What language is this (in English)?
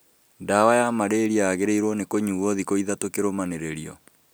Kikuyu